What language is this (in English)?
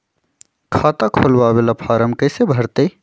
Magahi